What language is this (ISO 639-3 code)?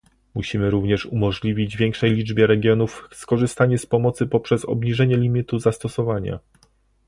pol